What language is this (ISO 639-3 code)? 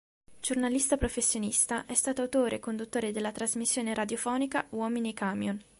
ita